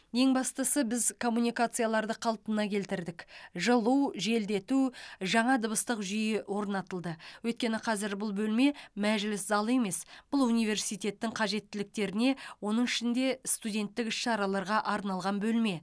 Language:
Kazakh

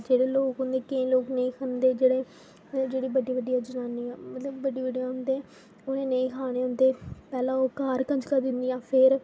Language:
Dogri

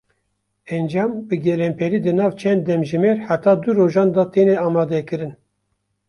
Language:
Kurdish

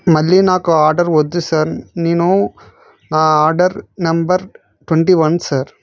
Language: Telugu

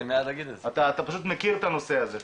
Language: Hebrew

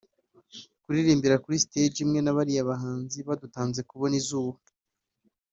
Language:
Kinyarwanda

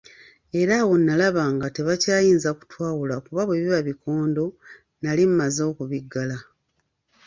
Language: Ganda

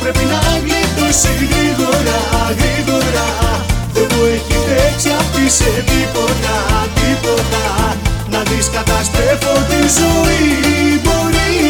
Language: Greek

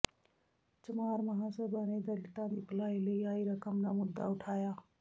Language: Punjabi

